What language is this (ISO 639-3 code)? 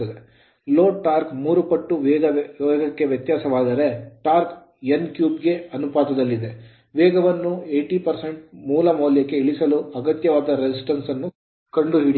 kan